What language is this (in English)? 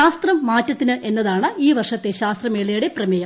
Malayalam